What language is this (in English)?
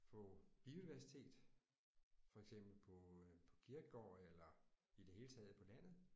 Danish